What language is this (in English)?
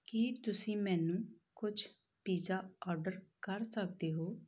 Punjabi